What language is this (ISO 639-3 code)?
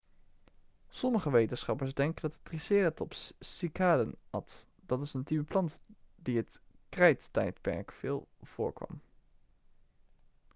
nld